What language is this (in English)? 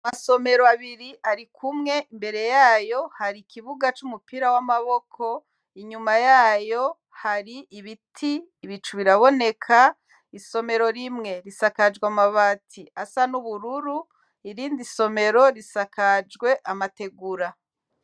Rundi